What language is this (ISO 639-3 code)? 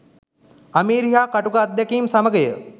sin